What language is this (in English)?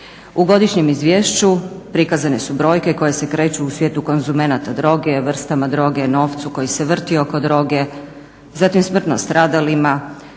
Croatian